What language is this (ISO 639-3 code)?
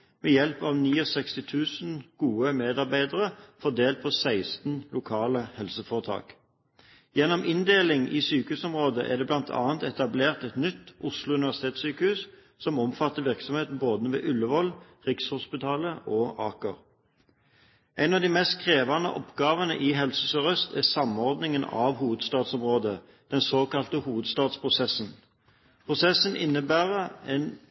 nob